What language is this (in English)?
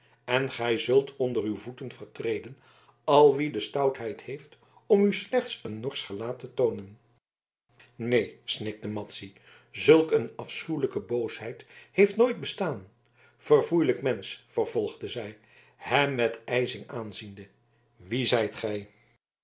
Dutch